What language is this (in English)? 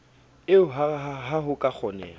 Southern Sotho